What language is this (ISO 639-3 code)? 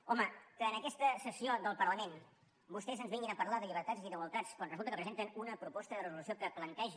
cat